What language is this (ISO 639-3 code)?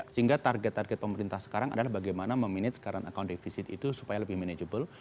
ind